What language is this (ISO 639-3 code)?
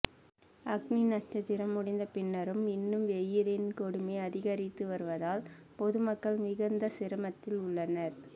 tam